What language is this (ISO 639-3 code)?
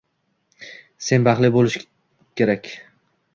uzb